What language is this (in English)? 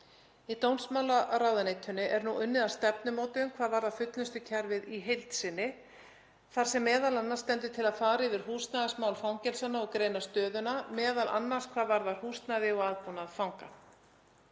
Icelandic